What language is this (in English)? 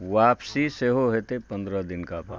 Maithili